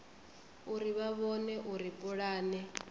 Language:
Venda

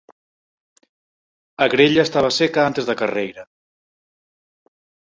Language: Galician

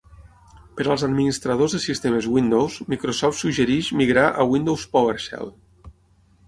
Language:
Catalan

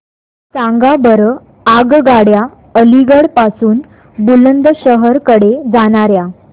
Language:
Marathi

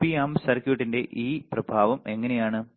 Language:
Malayalam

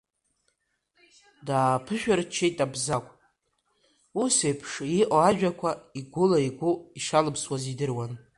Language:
Abkhazian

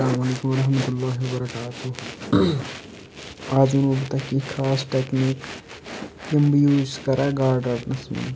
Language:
Kashmiri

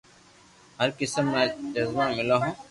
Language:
Loarki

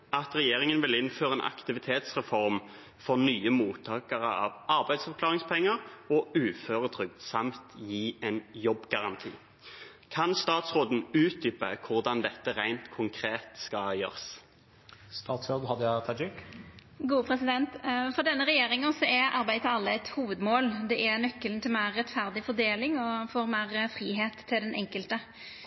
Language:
Norwegian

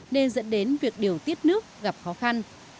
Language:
Vietnamese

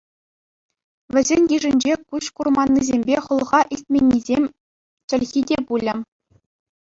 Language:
Chuvash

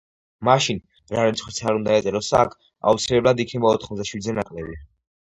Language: Georgian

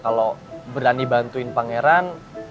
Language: Indonesian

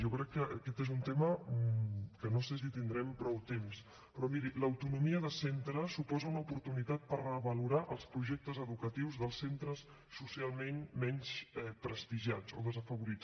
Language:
Catalan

